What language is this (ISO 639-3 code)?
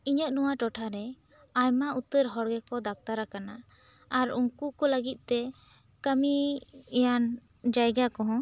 sat